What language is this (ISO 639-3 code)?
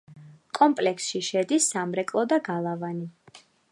kat